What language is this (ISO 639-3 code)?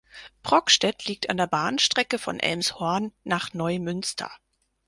deu